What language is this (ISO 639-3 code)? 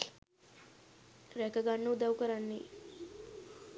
sin